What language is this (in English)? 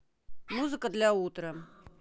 Russian